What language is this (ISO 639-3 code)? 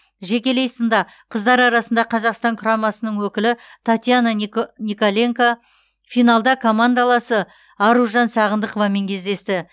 kaz